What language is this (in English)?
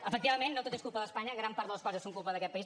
Catalan